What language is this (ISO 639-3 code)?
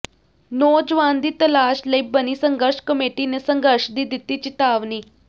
pan